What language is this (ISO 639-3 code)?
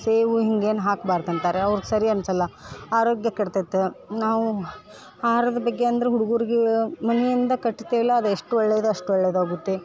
kan